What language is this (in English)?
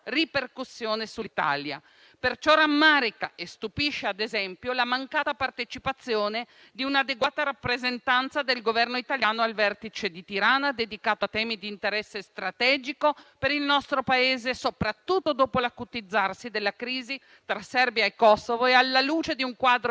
Italian